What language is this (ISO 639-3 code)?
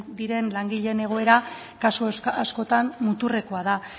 eus